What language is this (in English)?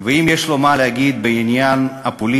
Hebrew